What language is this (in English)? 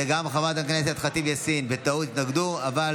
Hebrew